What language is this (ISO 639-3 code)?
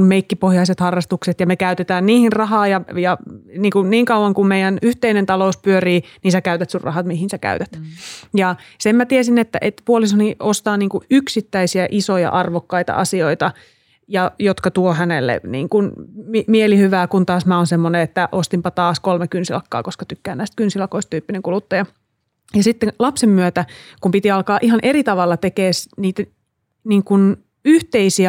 fin